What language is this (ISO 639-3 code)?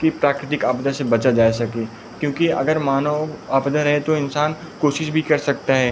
hin